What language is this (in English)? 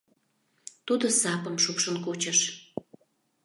Mari